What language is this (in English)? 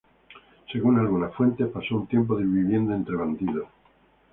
Spanish